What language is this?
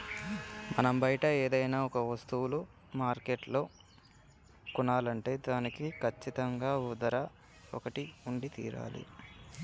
Telugu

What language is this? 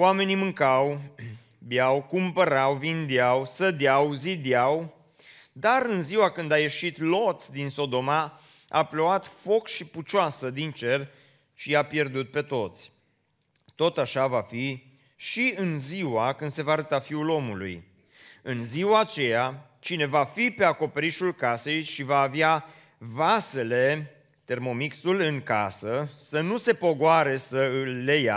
Romanian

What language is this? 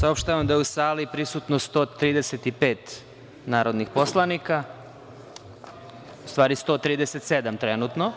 Serbian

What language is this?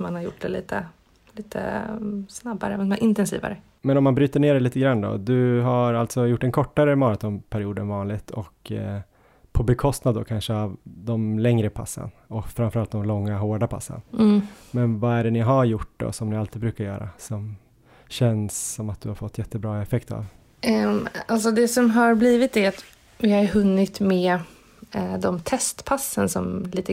Swedish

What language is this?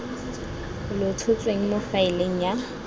Tswana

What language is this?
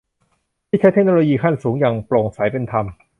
Thai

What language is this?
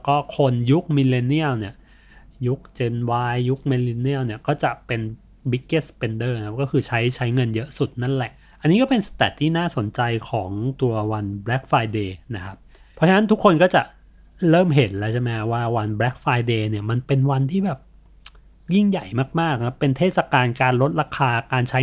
Thai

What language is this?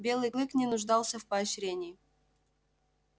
Russian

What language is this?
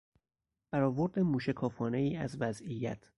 Persian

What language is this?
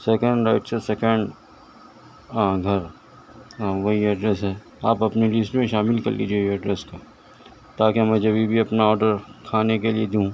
Urdu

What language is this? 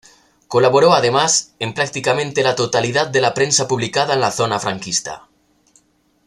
Spanish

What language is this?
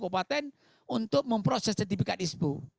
Indonesian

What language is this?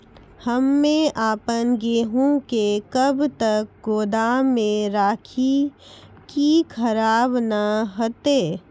Maithili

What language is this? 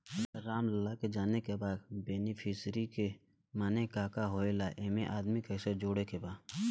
Bhojpuri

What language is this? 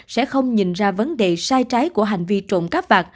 Vietnamese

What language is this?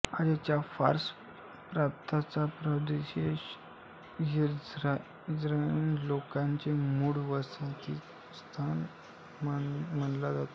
Marathi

